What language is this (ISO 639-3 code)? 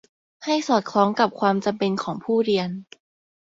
tha